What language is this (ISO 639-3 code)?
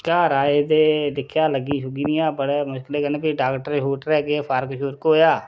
doi